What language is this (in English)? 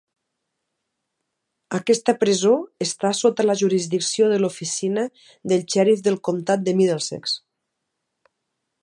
Catalan